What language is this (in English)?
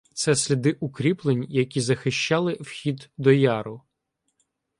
Ukrainian